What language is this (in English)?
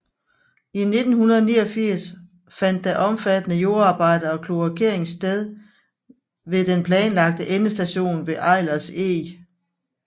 Danish